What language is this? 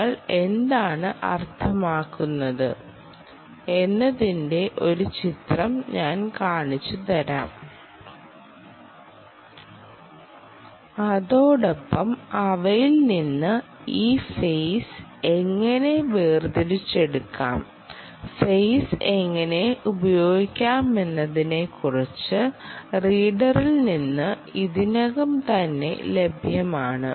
Malayalam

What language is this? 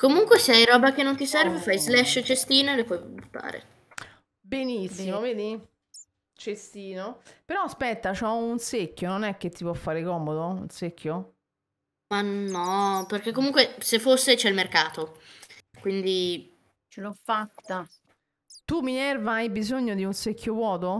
Italian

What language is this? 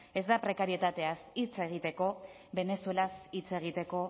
Basque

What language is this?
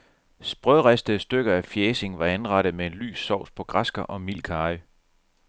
Danish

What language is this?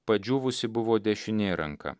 Lithuanian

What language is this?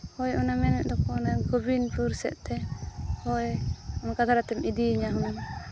Santali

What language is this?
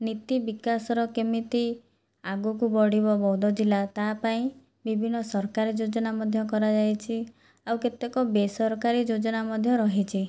Odia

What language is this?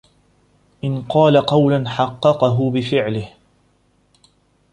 Arabic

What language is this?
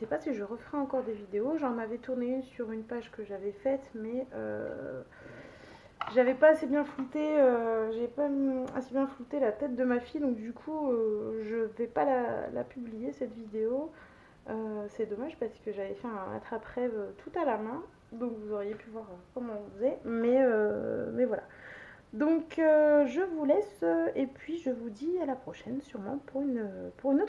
French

